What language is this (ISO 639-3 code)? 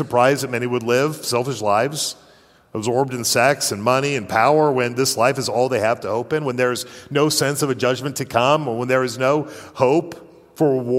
eng